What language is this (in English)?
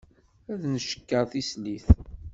Kabyle